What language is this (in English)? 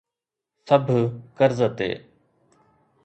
Sindhi